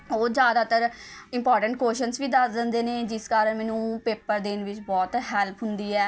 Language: Punjabi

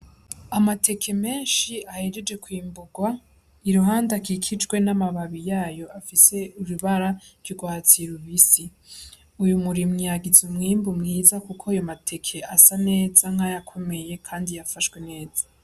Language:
Rundi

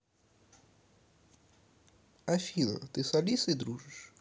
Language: Russian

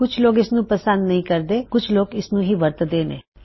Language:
Punjabi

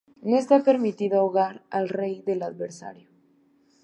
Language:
Spanish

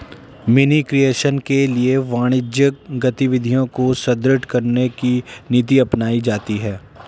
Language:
Hindi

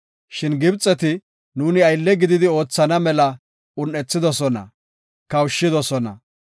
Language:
Gofa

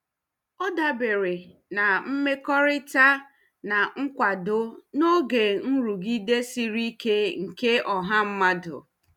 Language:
Igbo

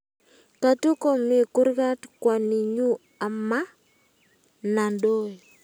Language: Kalenjin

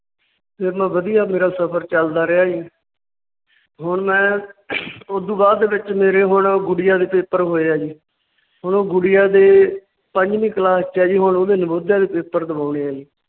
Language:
Punjabi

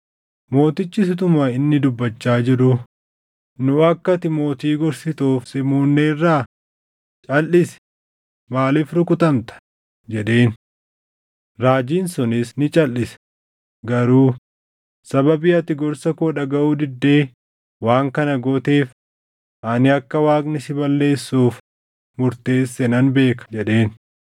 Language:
Oromo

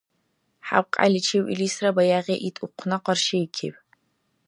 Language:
Dargwa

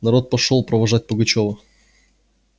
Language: Russian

